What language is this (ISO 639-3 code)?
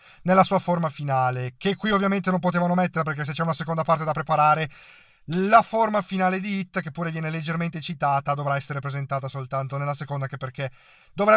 ita